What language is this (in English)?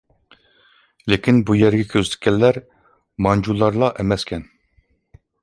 Uyghur